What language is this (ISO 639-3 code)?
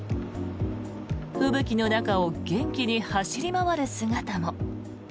jpn